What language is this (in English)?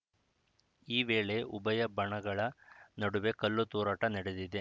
Kannada